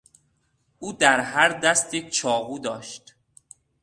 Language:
Persian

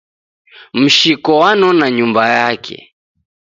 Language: Taita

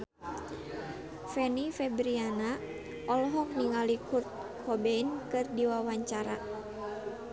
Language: Sundanese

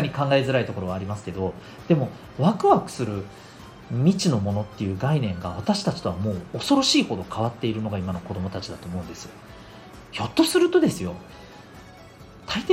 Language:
Japanese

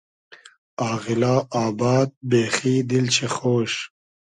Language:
Hazaragi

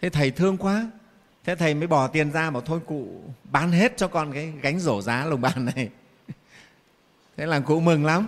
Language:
Vietnamese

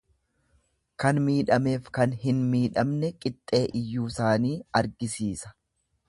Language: Oromo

